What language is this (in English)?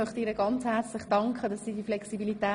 Swiss German